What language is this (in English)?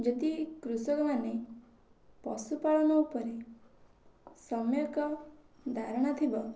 Odia